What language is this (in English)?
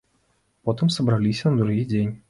Belarusian